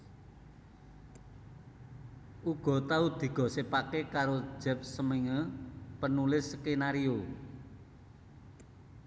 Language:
Javanese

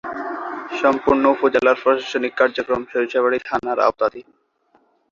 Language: Bangla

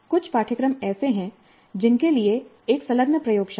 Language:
Hindi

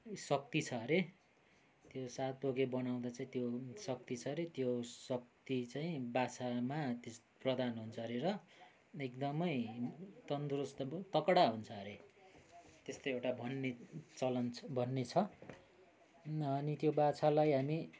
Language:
Nepali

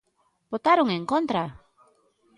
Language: Galician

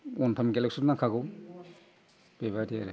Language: Bodo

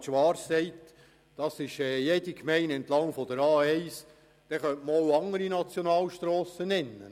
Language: Swiss German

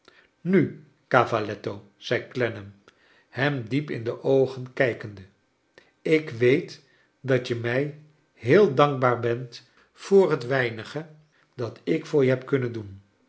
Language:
Dutch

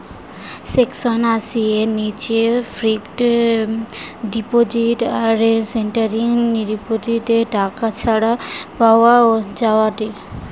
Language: Bangla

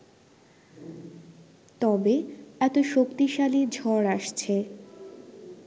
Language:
Bangla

